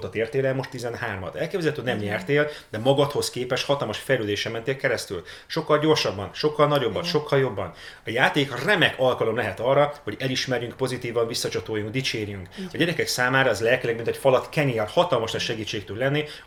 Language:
Hungarian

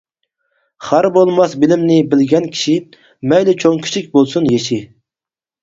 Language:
Uyghur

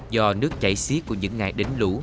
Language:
Vietnamese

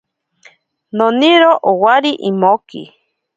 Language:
Ashéninka Perené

